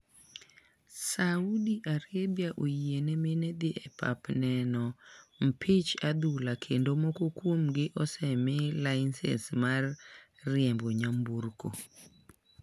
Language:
Luo (Kenya and Tanzania)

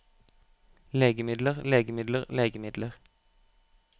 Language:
Norwegian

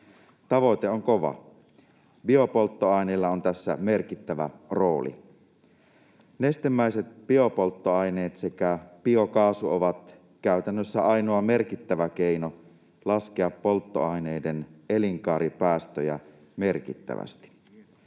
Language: Finnish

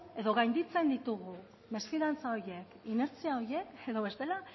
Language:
Basque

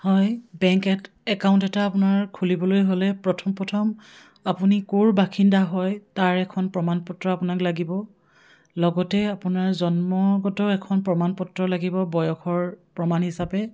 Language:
Assamese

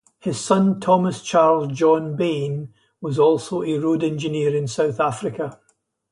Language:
English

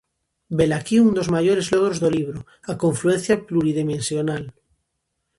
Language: Galician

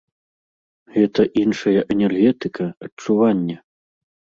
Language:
Belarusian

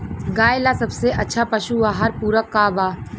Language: Bhojpuri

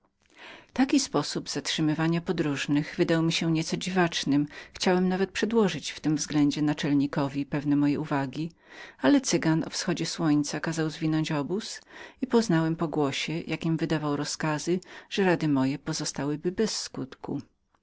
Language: Polish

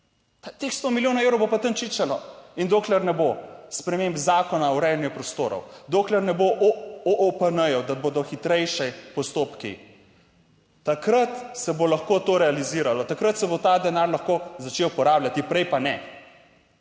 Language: Slovenian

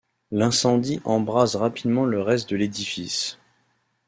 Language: French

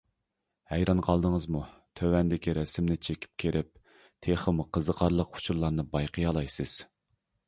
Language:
Uyghur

